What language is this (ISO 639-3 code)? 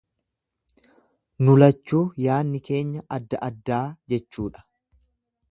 orm